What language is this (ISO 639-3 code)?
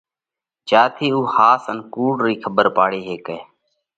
kvx